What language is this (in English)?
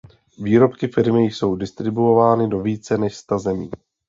Czech